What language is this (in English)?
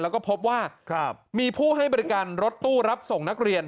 Thai